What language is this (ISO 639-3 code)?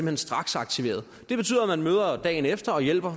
dan